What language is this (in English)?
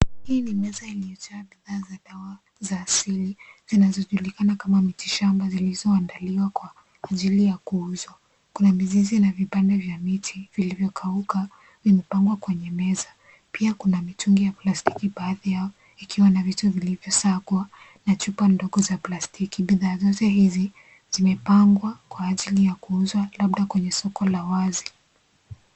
Swahili